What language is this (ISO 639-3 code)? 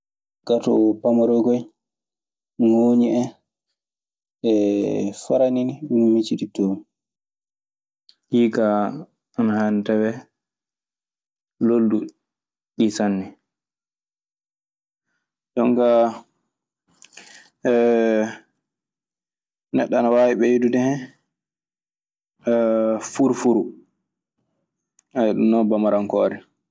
ffm